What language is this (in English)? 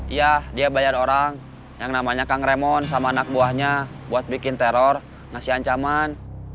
Indonesian